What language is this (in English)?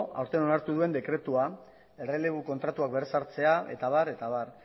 Basque